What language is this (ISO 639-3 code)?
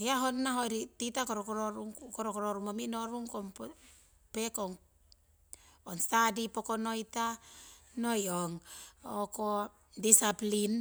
siw